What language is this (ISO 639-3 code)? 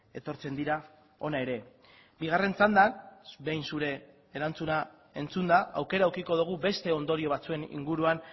eus